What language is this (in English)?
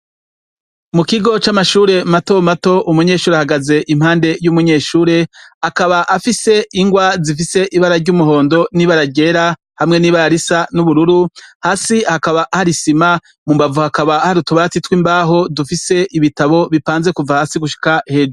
Rundi